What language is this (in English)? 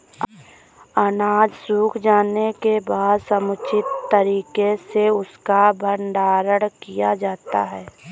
Hindi